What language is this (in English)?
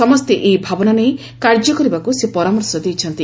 Odia